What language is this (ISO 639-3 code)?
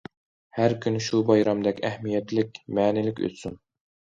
uig